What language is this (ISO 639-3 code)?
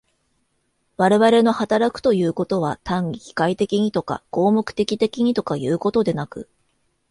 jpn